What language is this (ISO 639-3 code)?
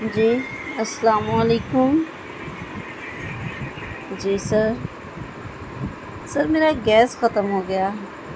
urd